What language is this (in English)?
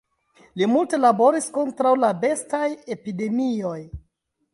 Esperanto